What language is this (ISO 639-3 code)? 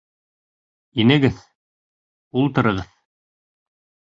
bak